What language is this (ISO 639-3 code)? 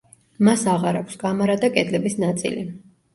kat